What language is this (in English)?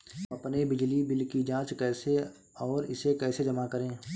Hindi